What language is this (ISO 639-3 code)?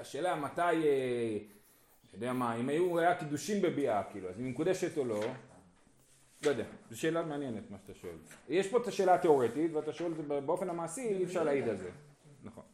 heb